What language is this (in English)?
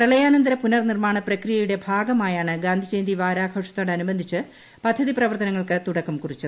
Malayalam